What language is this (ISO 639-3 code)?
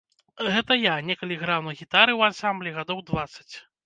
bel